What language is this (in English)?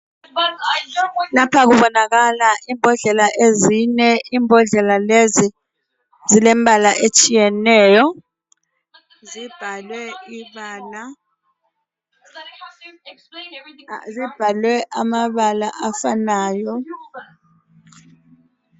North Ndebele